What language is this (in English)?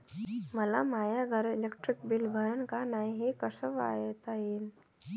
Marathi